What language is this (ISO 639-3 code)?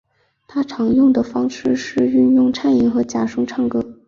zho